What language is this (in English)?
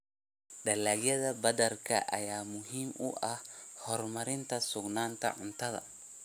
Somali